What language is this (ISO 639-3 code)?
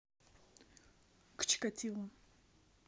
rus